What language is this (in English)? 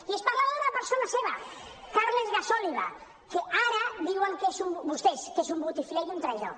Catalan